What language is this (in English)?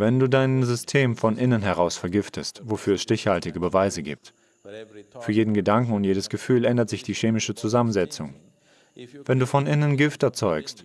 German